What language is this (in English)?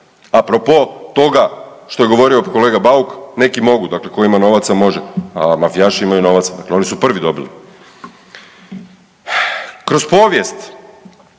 Croatian